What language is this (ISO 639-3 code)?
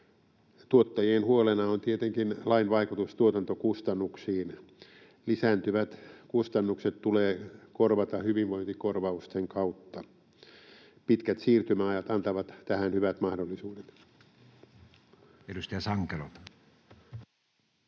fin